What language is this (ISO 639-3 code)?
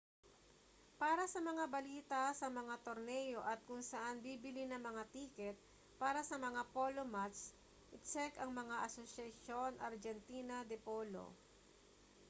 fil